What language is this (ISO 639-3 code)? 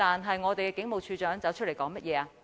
yue